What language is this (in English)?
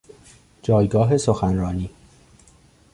Persian